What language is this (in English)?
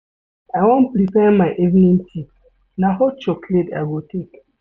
Nigerian Pidgin